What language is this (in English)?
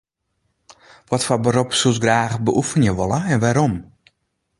Western Frisian